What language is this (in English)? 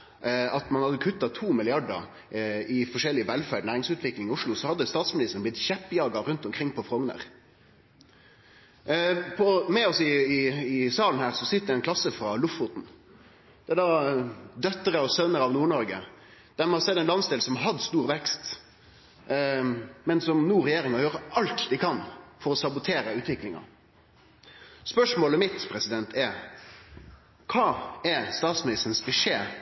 Norwegian Nynorsk